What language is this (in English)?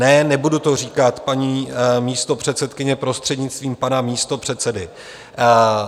Czech